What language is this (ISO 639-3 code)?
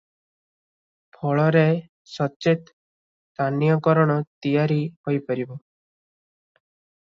ori